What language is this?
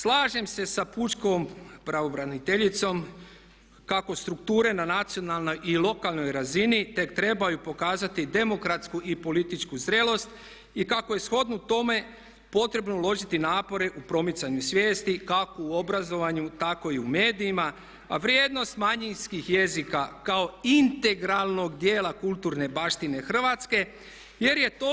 Croatian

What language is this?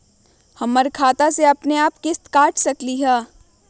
Magahi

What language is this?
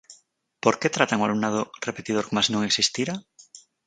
Galician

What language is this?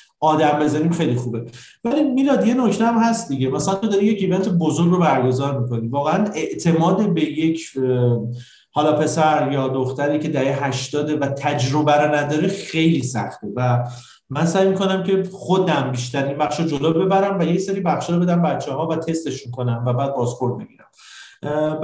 Persian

